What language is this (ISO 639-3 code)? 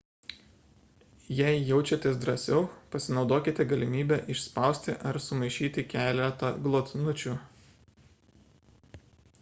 lit